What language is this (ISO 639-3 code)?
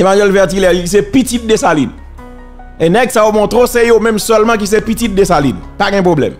fra